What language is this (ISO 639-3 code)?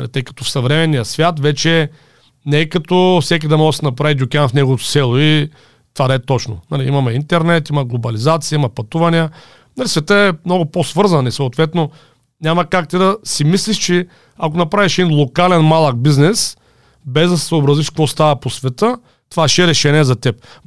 bul